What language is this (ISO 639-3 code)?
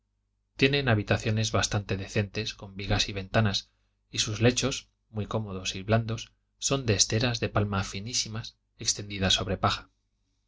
spa